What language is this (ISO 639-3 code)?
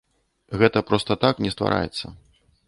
bel